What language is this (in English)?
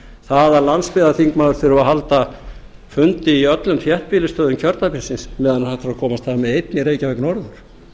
Icelandic